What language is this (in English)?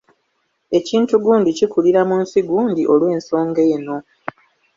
Ganda